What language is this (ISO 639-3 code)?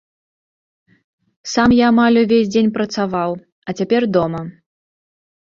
bel